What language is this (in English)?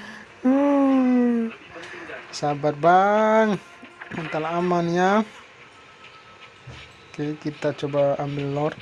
Indonesian